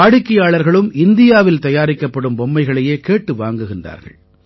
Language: Tamil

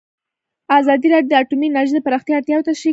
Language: Pashto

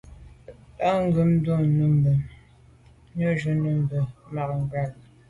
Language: Medumba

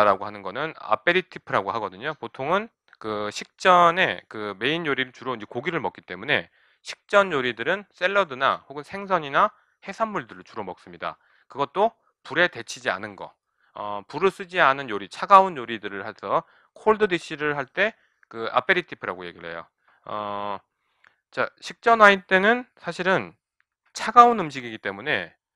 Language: Korean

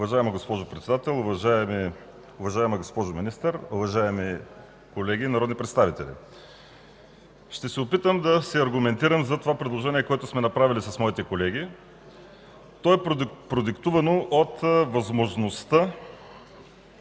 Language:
Bulgarian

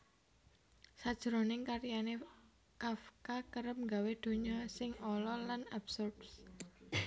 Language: Javanese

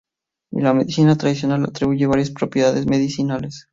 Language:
Spanish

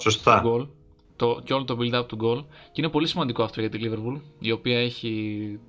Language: Greek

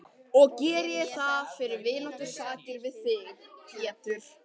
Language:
Icelandic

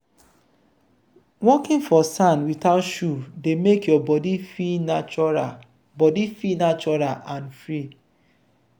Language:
Nigerian Pidgin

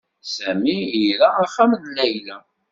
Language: Kabyle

